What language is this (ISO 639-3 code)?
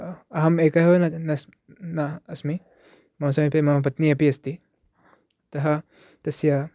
san